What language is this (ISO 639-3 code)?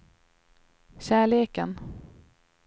swe